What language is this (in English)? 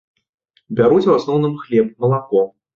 Belarusian